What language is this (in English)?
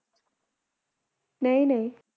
Punjabi